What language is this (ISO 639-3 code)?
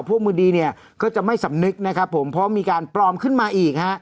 tha